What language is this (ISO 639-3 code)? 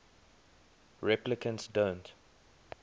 eng